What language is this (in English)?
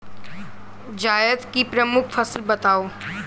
Hindi